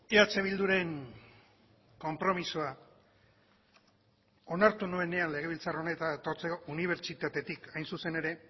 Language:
Basque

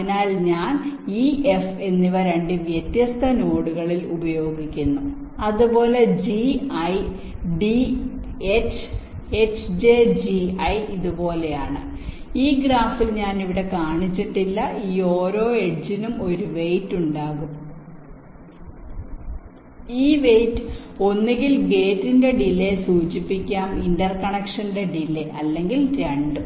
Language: Malayalam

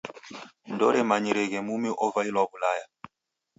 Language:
Taita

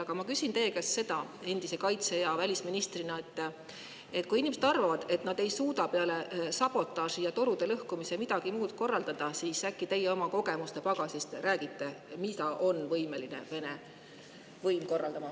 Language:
Estonian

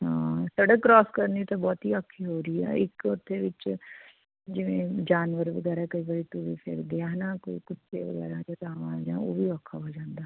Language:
Punjabi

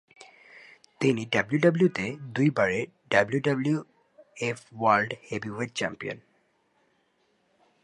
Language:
Bangla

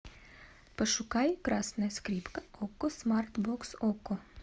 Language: Russian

